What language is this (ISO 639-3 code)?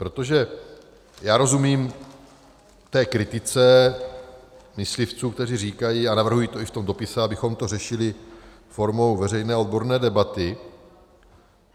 ces